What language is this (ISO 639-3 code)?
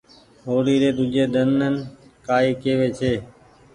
gig